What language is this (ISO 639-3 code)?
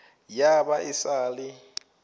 nso